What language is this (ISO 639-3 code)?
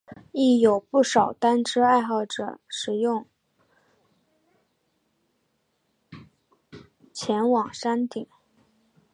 zho